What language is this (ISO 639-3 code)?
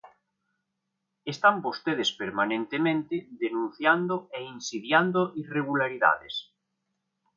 glg